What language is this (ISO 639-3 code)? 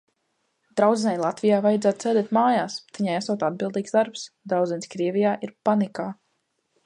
lav